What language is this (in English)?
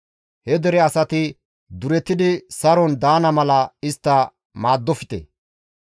Gamo